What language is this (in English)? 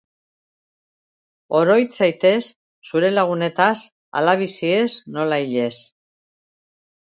Basque